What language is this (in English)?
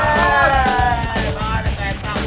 Indonesian